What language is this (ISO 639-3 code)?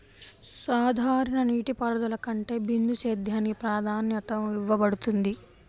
tel